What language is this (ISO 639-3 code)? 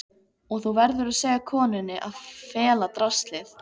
isl